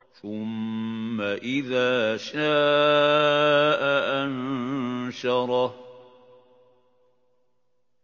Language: Arabic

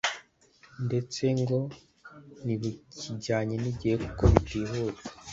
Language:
Kinyarwanda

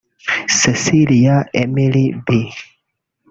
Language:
Kinyarwanda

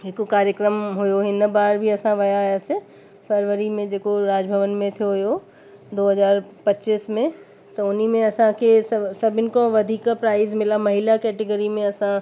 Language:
Sindhi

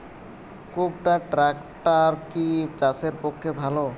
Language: Bangla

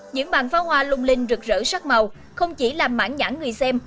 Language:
Vietnamese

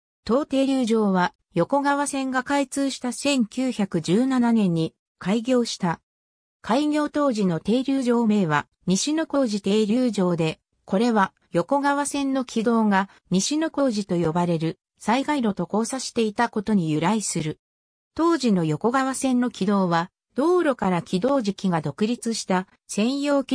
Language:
Japanese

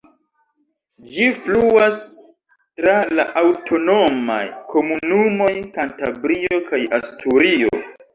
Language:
Esperanto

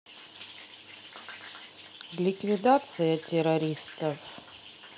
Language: Russian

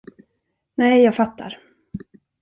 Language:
Swedish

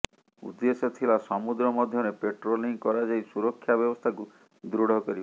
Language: Odia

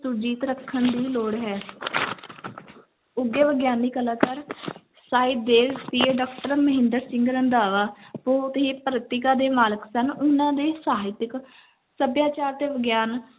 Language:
Punjabi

